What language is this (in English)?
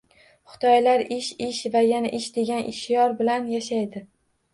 Uzbek